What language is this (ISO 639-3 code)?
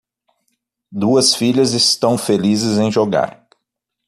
por